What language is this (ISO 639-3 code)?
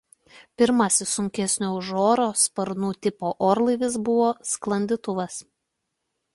lit